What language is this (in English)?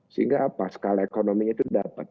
Indonesian